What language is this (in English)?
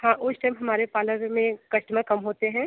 Hindi